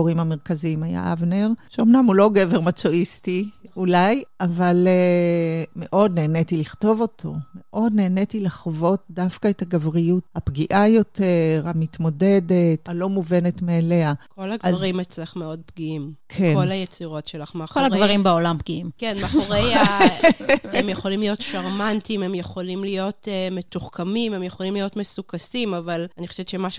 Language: Hebrew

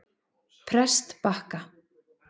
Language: Icelandic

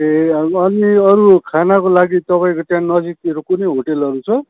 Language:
Nepali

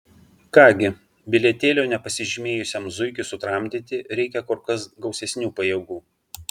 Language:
Lithuanian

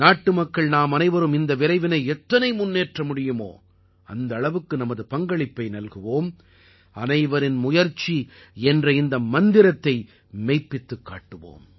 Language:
Tamil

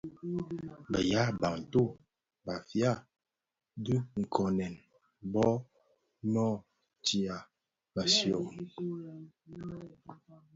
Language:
Bafia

